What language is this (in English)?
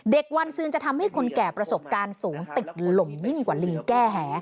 Thai